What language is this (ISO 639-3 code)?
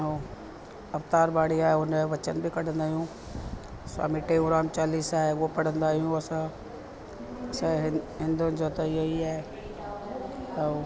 snd